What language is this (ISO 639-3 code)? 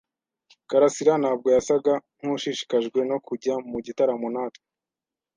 kin